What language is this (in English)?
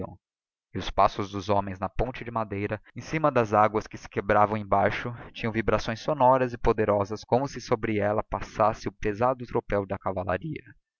Portuguese